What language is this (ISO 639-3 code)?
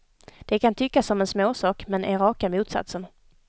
swe